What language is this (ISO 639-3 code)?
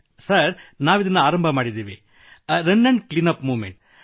kan